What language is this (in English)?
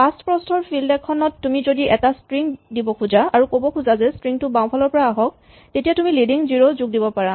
Assamese